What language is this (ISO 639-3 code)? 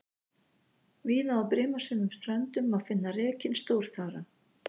isl